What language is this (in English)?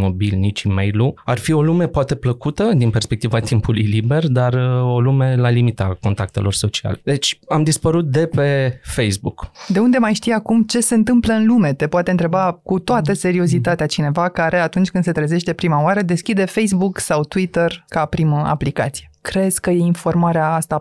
Romanian